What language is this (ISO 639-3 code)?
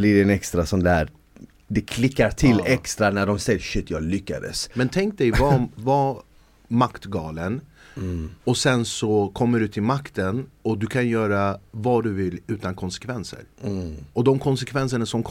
swe